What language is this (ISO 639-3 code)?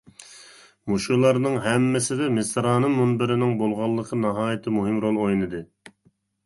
uig